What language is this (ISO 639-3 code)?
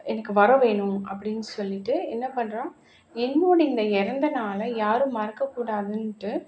tam